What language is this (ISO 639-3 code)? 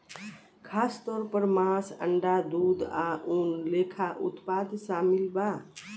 bho